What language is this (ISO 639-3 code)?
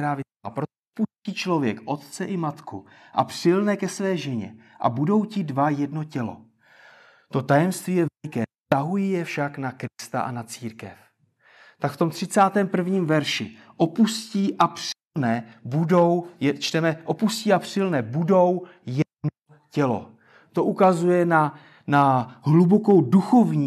ces